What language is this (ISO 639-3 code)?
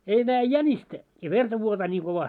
fin